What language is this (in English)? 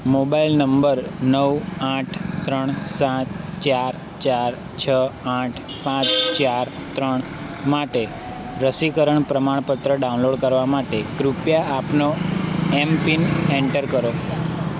Gujarati